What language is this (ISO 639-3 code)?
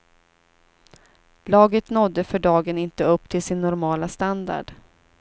swe